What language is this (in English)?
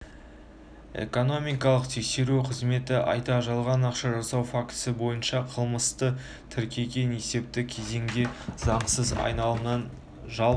Kazakh